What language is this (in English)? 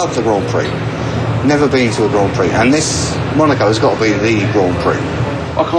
Dutch